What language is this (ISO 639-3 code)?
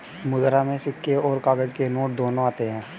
hin